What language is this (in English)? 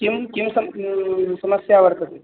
Sanskrit